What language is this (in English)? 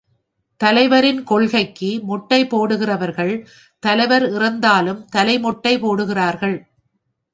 Tamil